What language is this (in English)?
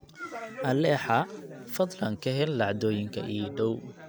Somali